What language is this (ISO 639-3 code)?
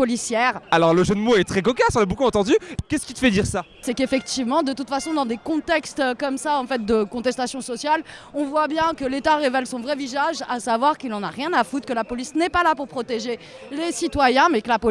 fra